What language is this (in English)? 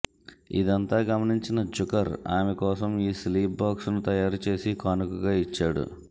Telugu